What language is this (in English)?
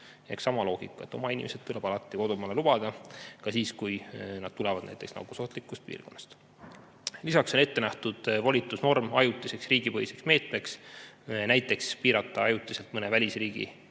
Estonian